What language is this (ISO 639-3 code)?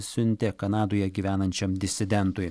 lit